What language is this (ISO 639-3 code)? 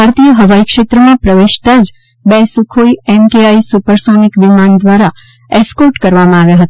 guj